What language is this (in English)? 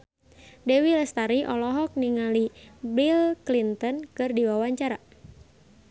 Sundanese